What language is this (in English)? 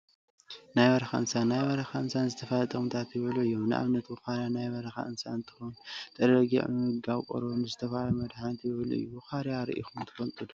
Tigrinya